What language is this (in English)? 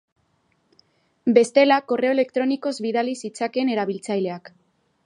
Basque